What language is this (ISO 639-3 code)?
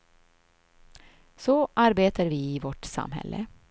swe